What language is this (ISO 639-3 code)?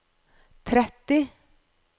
nor